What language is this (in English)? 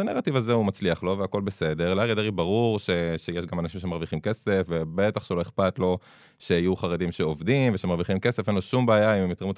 Hebrew